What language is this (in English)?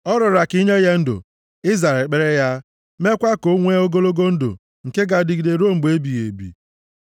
Igbo